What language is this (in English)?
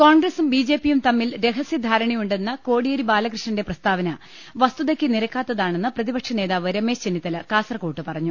Malayalam